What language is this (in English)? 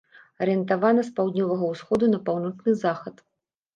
Belarusian